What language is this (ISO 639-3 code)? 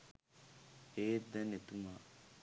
sin